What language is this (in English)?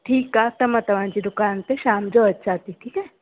Sindhi